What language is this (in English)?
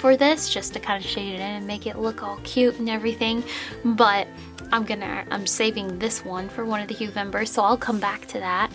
English